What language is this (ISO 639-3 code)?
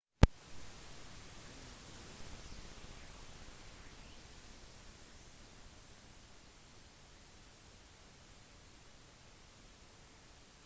nob